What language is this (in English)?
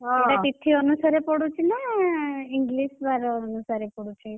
Odia